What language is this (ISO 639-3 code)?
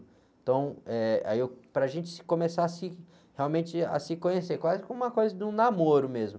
por